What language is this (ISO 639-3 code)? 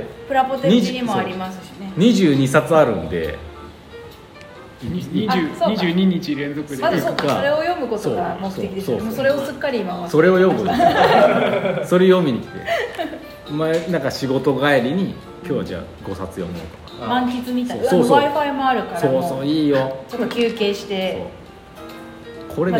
jpn